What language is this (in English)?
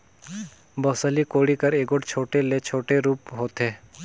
Chhattisgarhi